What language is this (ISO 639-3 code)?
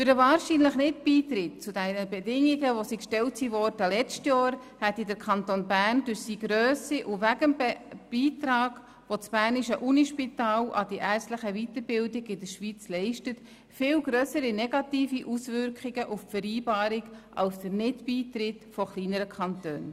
gsw